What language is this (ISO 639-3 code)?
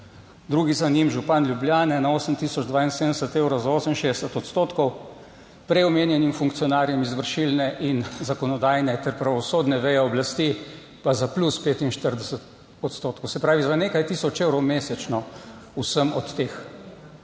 slv